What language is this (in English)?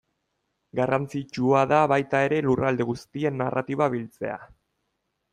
Basque